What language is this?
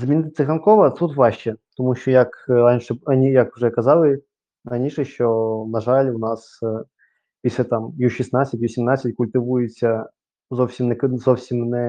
Ukrainian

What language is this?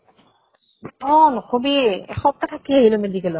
Assamese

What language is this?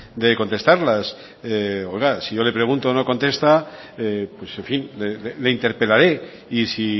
Spanish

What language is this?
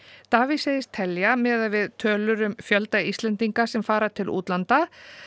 Icelandic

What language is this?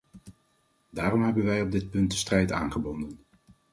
Dutch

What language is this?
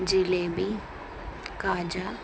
Telugu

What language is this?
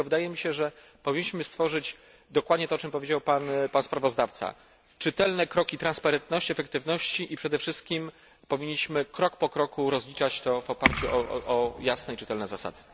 Polish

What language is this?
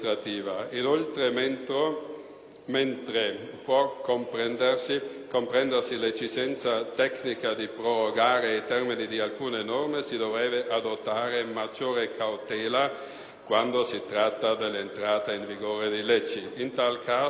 Italian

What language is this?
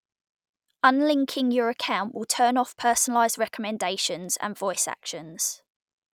English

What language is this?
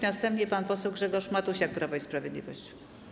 Polish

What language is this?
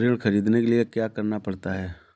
Hindi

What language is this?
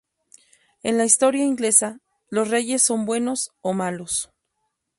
Spanish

